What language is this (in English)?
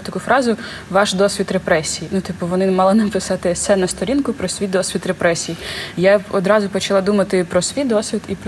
Ukrainian